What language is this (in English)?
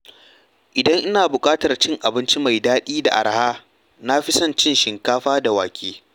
Hausa